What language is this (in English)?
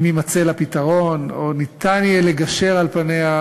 Hebrew